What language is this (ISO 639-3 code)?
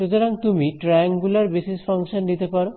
ben